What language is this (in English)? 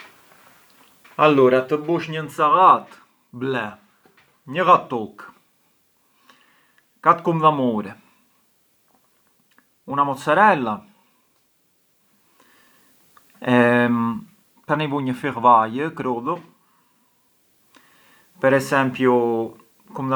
Arbëreshë Albanian